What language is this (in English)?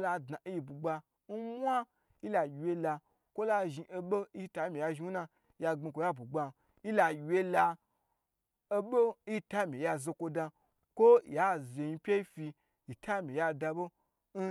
Gbagyi